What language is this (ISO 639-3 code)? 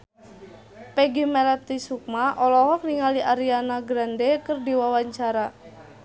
sun